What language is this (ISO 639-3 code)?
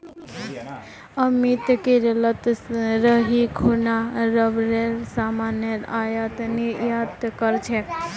mag